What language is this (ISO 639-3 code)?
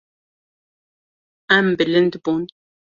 kur